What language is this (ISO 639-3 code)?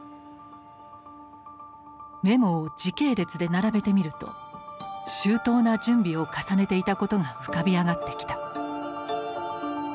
jpn